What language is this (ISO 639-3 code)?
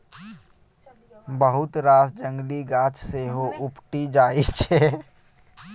mai